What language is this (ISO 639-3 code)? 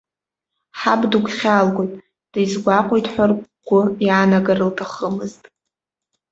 abk